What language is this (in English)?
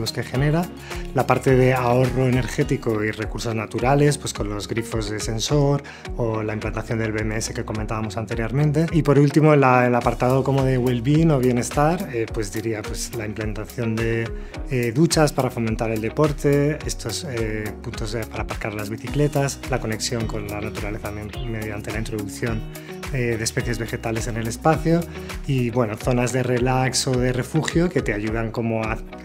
Spanish